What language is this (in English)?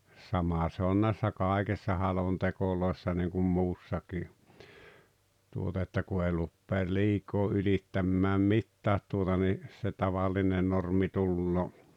Finnish